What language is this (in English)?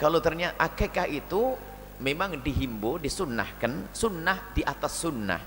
Indonesian